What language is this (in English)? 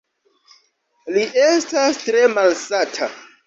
Esperanto